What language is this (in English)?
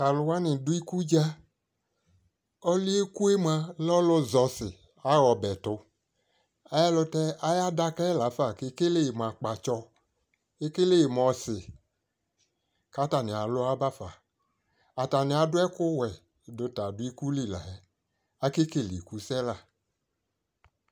Ikposo